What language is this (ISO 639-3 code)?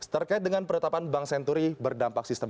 ind